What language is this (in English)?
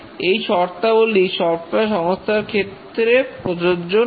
Bangla